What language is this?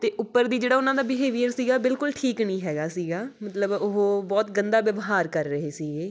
Punjabi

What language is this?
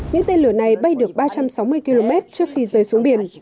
Vietnamese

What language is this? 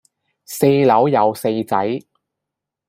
Cantonese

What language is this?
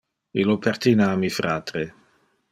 Interlingua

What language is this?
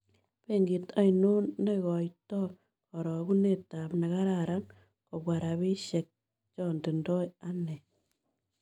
Kalenjin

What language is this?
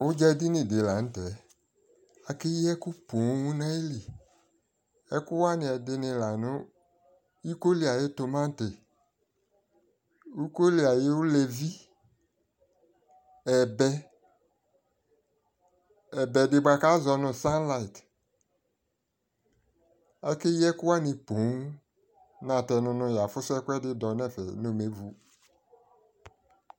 Ikposo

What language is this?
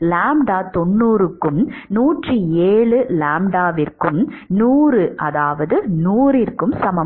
Tamil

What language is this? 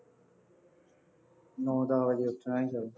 Punjabi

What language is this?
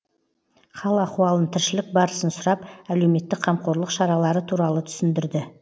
Kazakh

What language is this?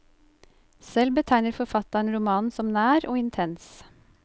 Norwegian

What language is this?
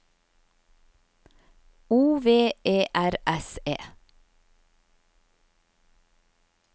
Norwegian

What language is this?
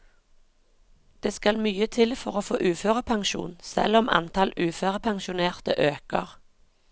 Norwegian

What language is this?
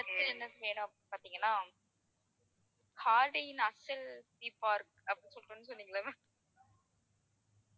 Tamil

